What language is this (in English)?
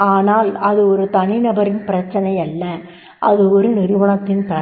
Tamil